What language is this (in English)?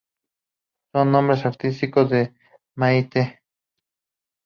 Spanish